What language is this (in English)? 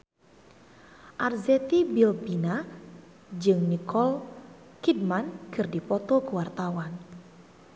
Sundanese